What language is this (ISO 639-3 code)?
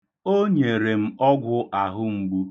ibo